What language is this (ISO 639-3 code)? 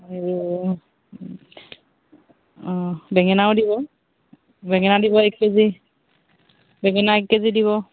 asm